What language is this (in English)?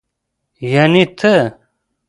Pashto